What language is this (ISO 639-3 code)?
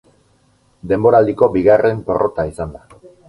eus